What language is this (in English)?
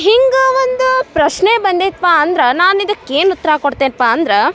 Kannada